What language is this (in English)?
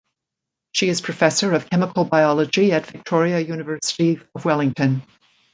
English